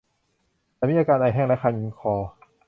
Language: Thai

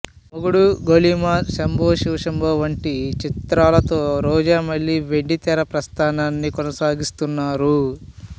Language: Telugu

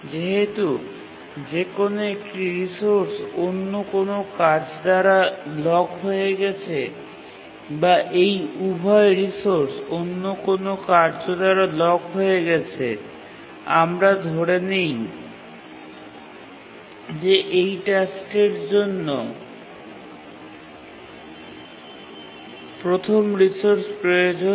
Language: Bangla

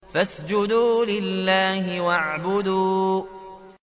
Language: Arabic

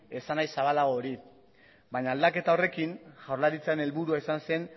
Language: Basque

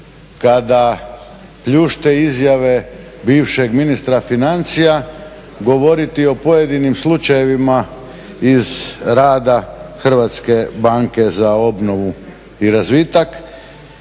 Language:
Croatian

